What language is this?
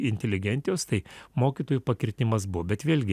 Lithuanian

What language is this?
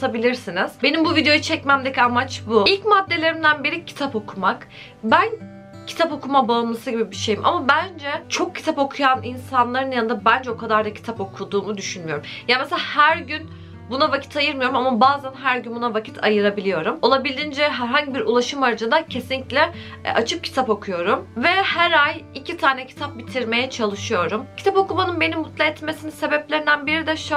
Turkish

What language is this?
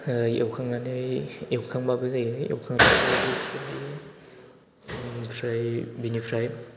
Bodo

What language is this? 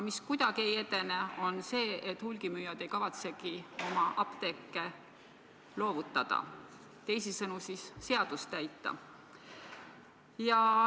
Estonian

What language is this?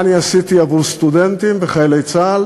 Hebrew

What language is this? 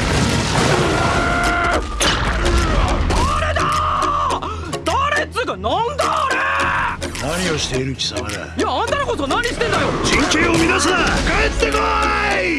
Japanese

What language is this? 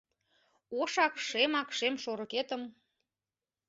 Mari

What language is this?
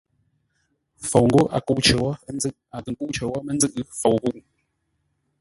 Ngombale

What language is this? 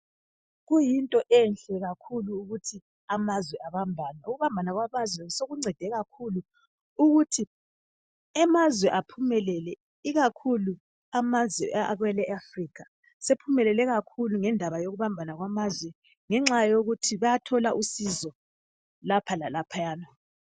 North Ndebele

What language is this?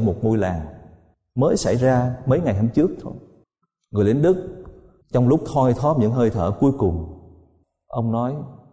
Vietnamese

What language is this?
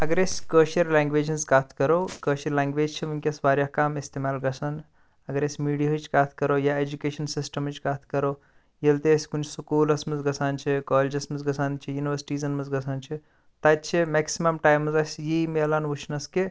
Kashmiri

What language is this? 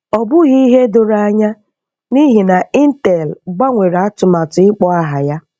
Igbo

